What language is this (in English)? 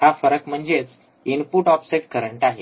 Marathi